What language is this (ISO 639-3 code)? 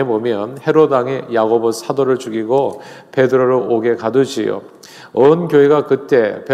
kor